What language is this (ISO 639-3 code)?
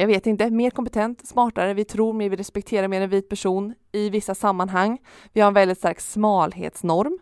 swe